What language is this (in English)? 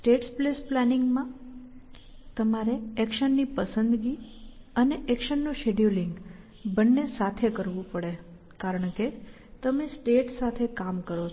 Gujarati